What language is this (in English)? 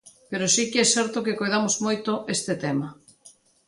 Galician